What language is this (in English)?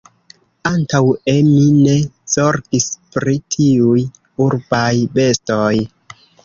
Esperanto